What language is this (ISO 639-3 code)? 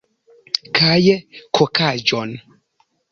epo